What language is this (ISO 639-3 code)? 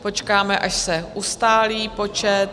ces